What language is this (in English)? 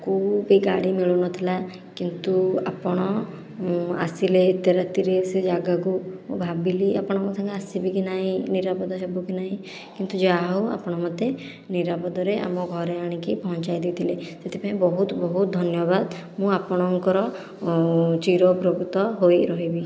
Odia